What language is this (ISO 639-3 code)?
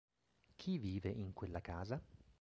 ita